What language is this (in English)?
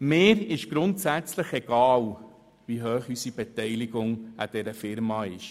Swiss German